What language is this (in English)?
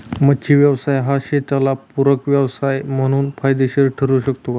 Marathi